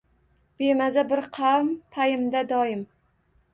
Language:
Uzbek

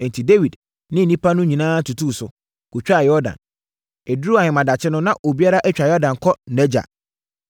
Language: Akan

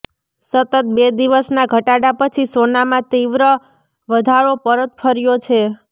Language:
Gujarati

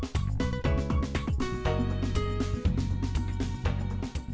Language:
Vietnamese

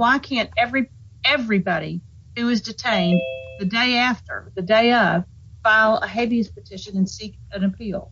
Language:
English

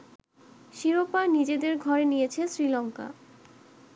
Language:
Bangla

